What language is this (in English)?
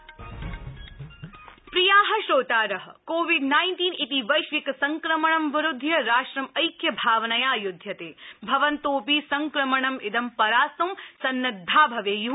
Sanskrit